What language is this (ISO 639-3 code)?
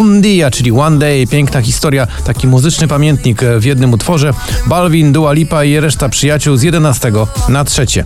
pol